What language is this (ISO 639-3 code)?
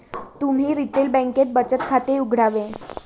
mar